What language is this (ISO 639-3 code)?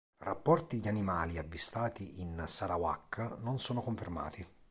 ita